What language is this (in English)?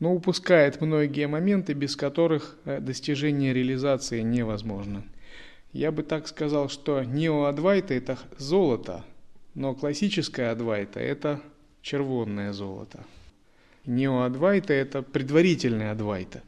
Russian